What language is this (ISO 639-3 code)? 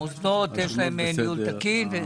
heb